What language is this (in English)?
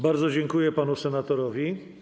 Polish